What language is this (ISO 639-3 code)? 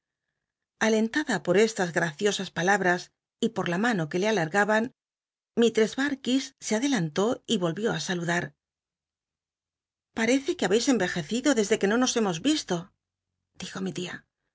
spa